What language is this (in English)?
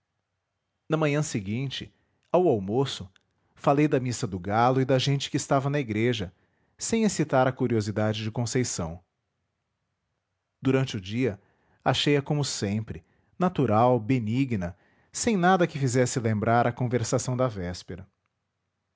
Portuguese